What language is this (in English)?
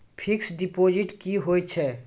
Maithili